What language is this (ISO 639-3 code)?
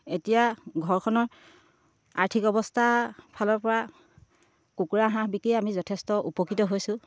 asm